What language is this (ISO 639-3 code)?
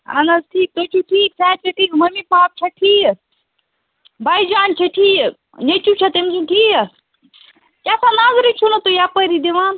kas